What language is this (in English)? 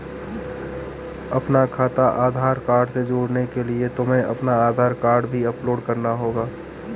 Hindi